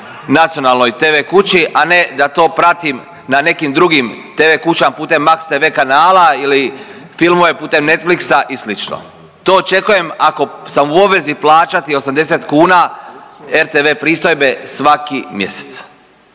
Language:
Croatian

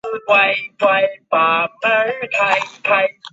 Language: Chinese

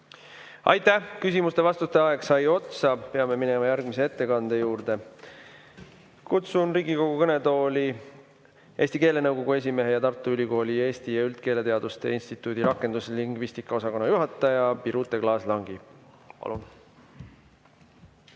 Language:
Estonian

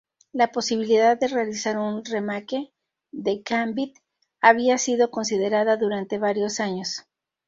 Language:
Spanish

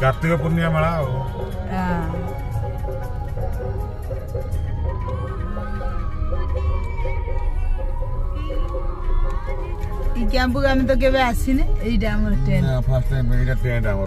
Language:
Indonesian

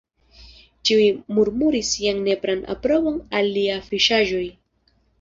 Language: Esperanto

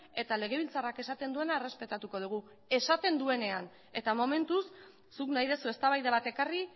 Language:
Basque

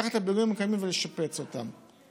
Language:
Hebrew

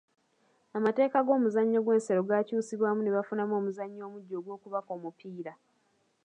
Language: Ganda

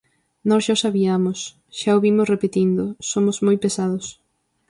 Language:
Galician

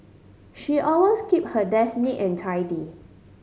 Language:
English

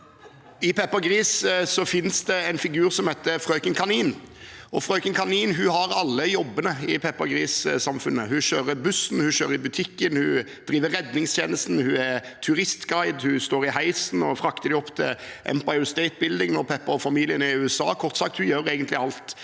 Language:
Norwegian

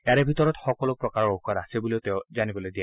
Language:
Assamese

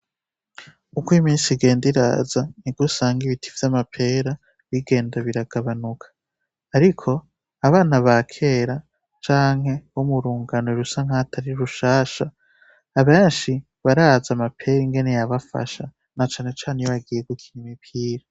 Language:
Rundi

